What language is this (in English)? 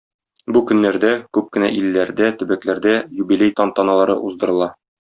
Tatar